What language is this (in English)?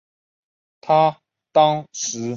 Chinese